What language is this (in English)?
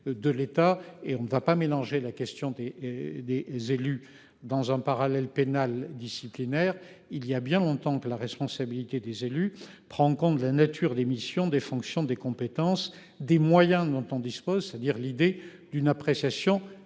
French